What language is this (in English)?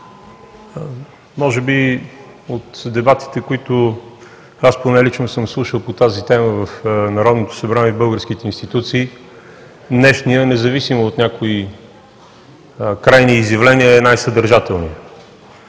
Bulgarian